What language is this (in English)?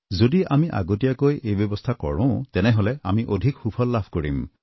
Assamese